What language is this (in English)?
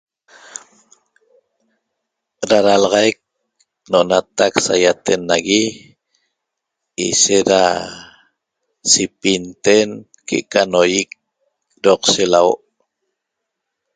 Toba